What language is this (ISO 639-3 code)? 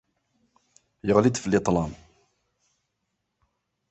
kab